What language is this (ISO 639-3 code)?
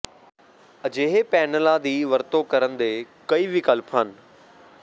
pan